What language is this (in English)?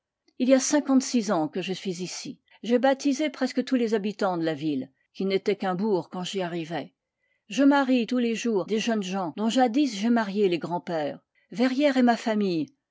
French